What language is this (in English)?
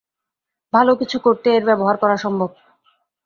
Bangla